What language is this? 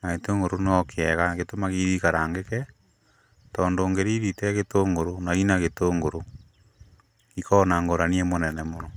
Kikuyu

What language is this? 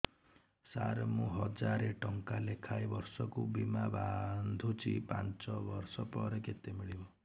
Odia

